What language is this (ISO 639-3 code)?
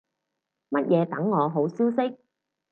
yue